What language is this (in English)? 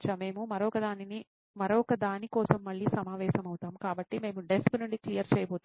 Telugu